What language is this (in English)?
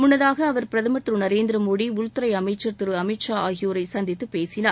Tamil